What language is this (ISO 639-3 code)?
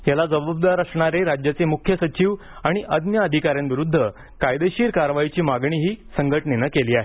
mar